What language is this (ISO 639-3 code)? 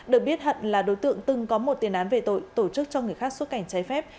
vie